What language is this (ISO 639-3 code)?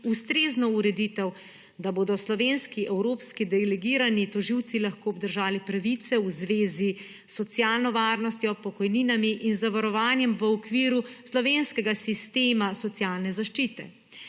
slv